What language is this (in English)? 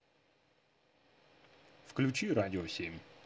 Russian